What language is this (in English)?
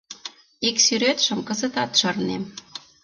Mari